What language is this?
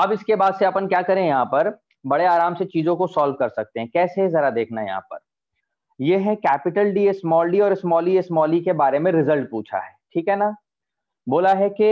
Hindi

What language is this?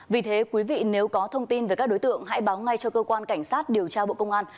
Vietnamese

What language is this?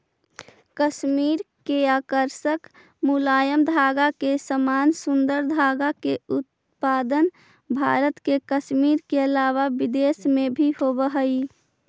Magahi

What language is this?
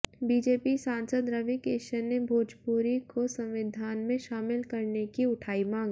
Hindi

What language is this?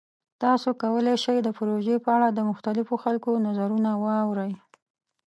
Pashto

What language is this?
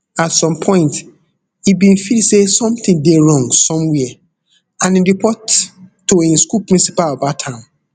Nigerian Pidgin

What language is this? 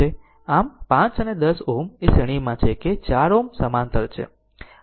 Gujarati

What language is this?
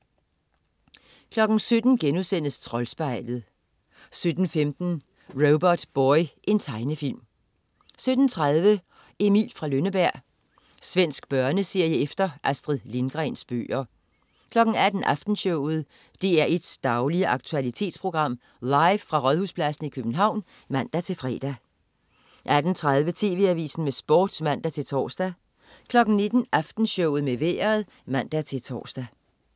Danish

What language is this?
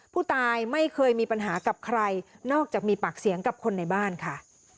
Thai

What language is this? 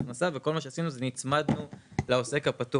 Hebrew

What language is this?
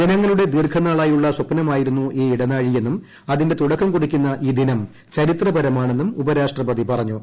Malayalam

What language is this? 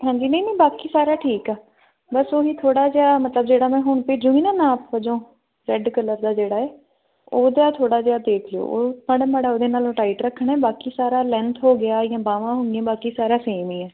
Punjabi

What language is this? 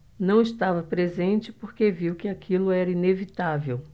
Portuguese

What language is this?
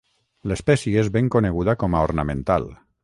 Catalan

